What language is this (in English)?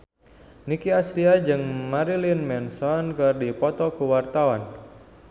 Sundanese